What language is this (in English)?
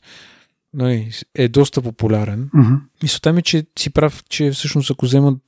Bulgarian